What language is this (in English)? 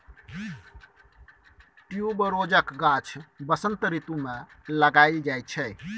Maithili